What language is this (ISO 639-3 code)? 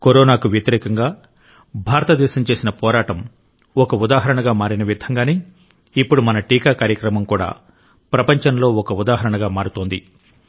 tel